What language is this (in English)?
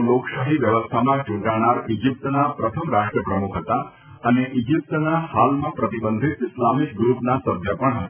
Gujarati